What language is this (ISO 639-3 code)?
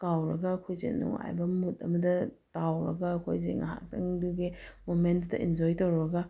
mni